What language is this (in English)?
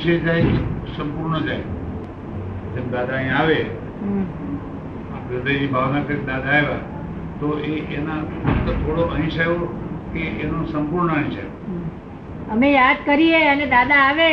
Gujarati